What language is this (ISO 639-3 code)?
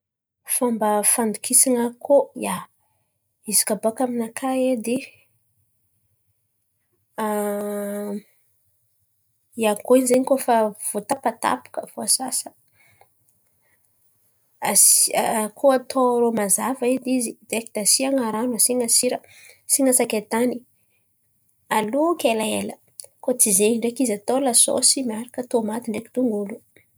xmv